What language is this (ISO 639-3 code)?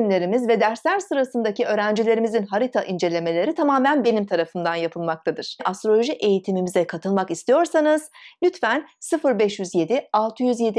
tur